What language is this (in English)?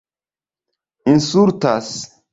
Esperanto